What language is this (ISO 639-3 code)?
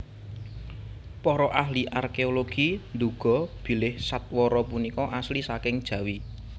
jav